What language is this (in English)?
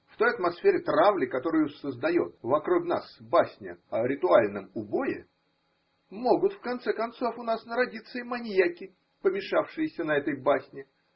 Russian